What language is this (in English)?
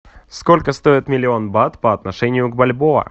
Russian